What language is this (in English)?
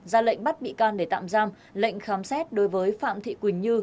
Vietnamese